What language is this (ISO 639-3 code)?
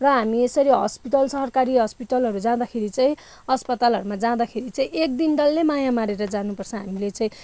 nep